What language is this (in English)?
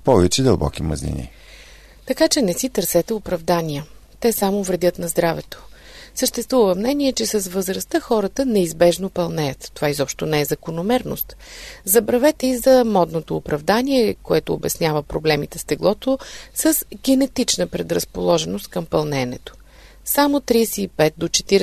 Bulgarian